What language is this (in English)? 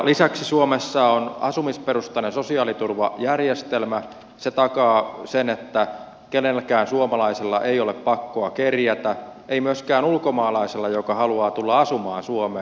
Finnish